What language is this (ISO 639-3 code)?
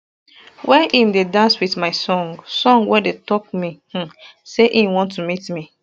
pcm